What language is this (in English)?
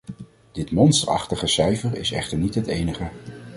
Dutch